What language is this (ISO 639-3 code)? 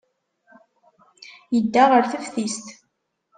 kab